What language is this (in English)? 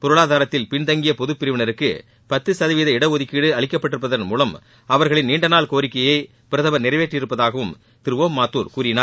Tamil